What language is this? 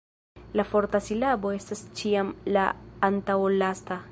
Esperanto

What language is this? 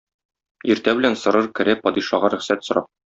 Tatar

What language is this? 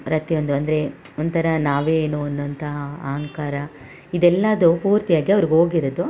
Kannada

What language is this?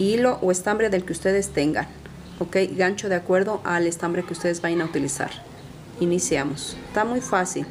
Spanish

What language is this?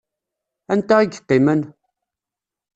Kabyle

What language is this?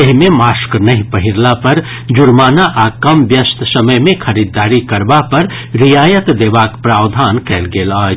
Maithili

